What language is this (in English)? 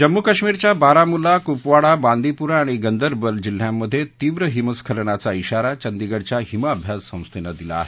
Marathi